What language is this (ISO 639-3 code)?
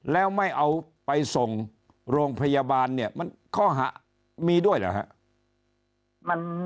tha